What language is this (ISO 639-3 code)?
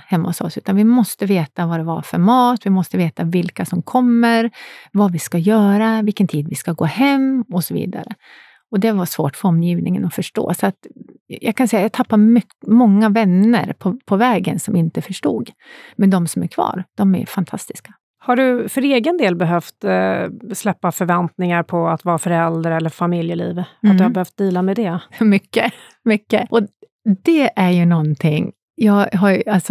swe